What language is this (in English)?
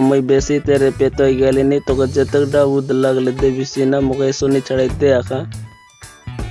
Indonesian